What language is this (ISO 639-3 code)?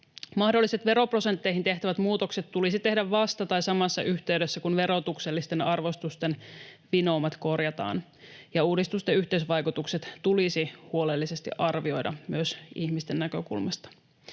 fin